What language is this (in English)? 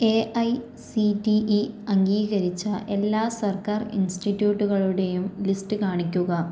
Malayalam